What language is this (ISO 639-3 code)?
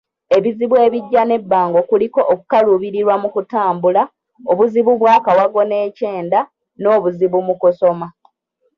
lug